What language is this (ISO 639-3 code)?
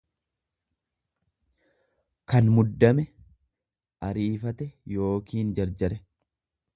orm